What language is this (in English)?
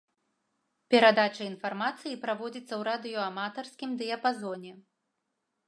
Belarusian